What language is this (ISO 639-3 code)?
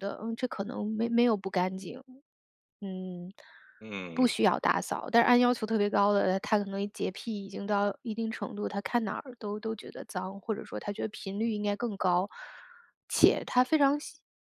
zho